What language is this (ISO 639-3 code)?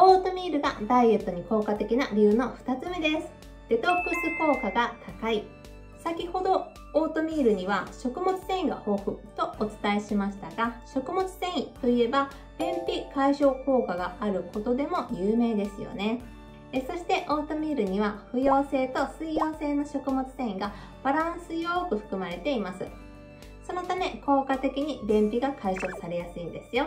jpn